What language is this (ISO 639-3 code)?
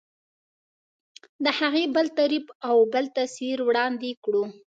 pus